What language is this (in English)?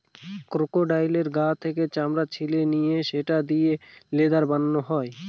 Bangla